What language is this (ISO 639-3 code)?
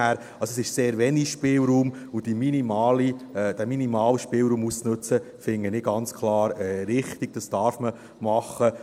gsw